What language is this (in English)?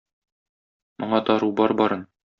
Tatar